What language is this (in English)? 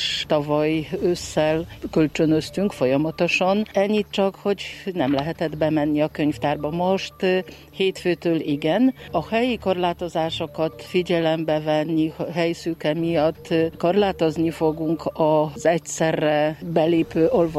Hungarian